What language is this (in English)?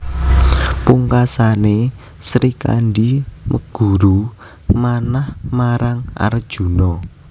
Javanese